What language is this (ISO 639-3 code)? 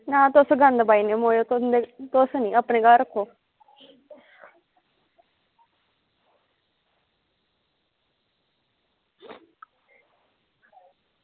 doi